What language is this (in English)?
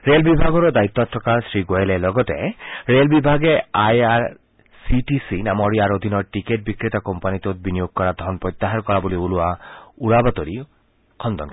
Assamese